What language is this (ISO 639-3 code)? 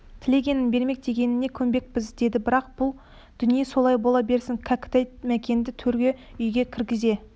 kaz